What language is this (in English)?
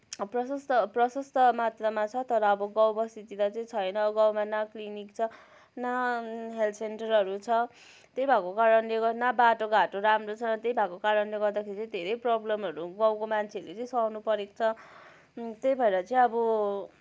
Nepali